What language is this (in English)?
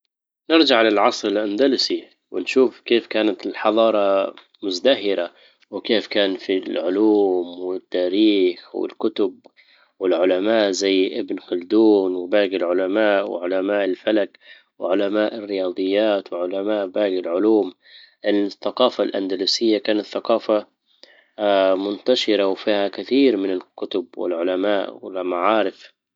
Libyan Arabic